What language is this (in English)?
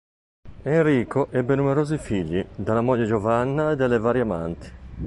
Italian